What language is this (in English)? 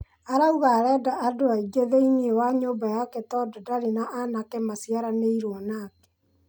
Kikuyu